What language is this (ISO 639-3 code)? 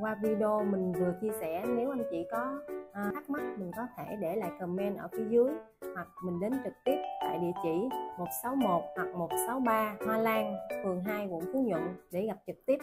vie